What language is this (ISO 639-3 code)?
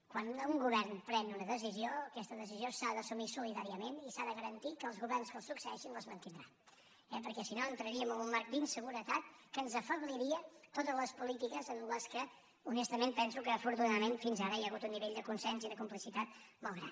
cat